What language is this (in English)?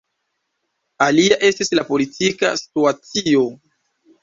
Esperanto